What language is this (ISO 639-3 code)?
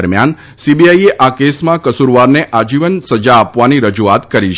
guj